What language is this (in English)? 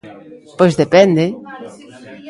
Galician